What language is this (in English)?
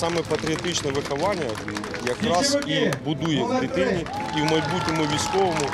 Ukrainian